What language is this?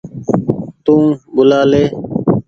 Goaria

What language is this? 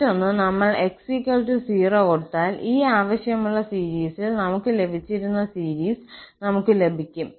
Malayalam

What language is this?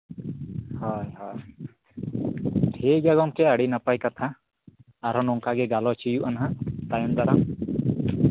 Santali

